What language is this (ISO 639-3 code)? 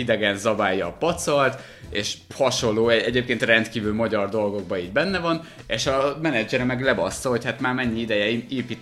hun